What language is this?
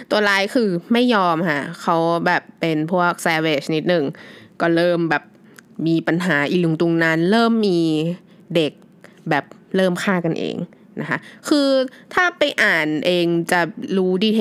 Thai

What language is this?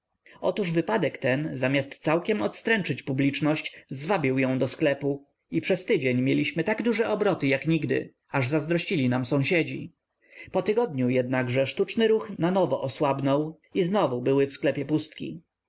Polish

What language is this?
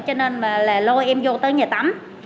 Vietnamese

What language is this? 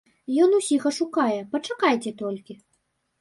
Belarusian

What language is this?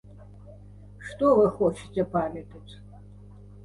Belarusian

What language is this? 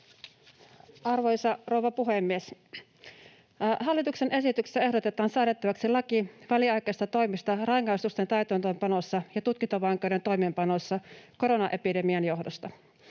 Finnish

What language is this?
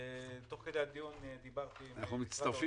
Hebrew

